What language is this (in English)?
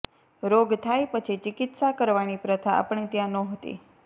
Gujarati